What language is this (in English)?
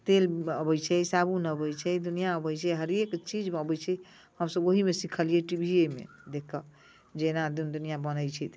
Maithili